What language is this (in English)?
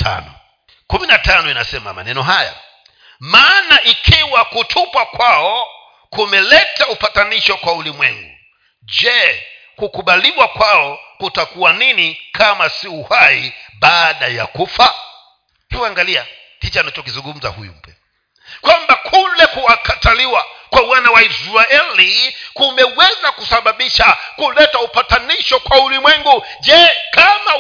Swahili